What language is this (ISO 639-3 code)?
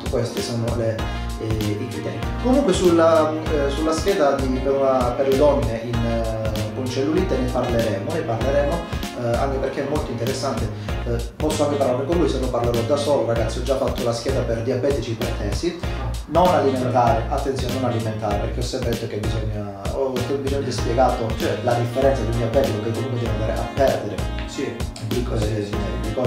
ita